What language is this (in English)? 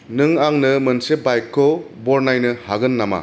Bodo